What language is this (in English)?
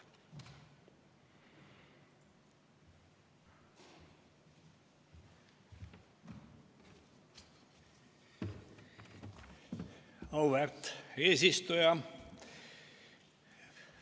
Estonian